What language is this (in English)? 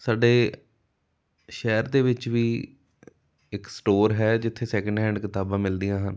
Punjabi